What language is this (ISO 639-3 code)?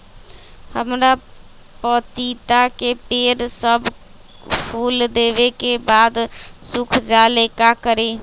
mag